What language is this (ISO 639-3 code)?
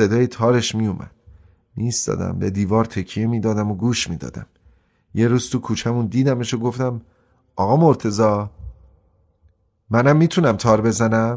fas